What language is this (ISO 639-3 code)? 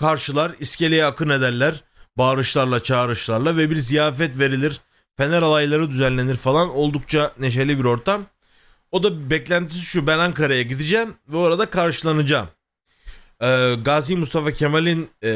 tur